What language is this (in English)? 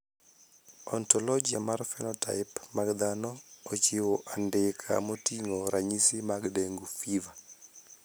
Luo (Kenya and Tanzania)